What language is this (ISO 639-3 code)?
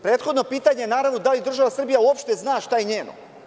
srp